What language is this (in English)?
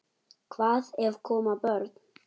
Icelandic